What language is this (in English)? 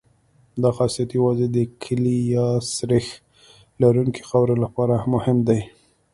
Pashto